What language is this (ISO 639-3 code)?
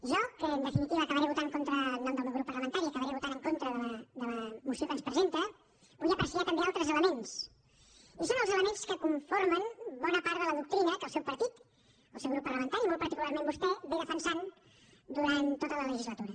cat